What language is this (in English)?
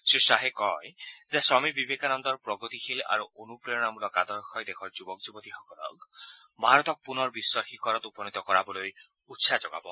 Assamese